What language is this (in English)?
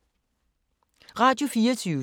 Danish